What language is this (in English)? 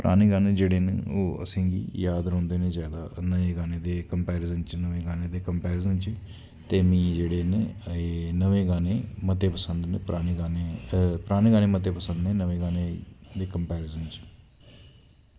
Dogri